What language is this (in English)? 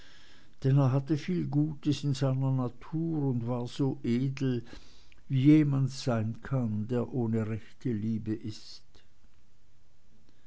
German